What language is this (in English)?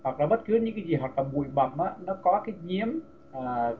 Vietnamese